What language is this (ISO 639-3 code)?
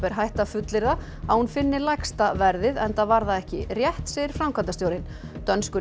isl